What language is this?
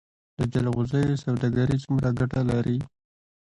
Pashto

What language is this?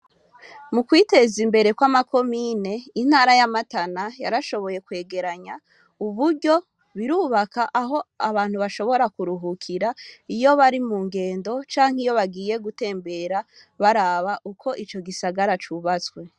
Rundi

